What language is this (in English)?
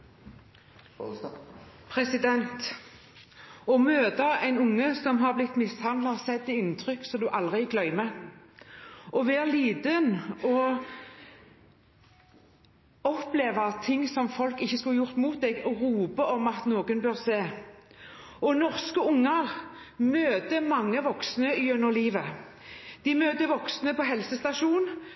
Norwegian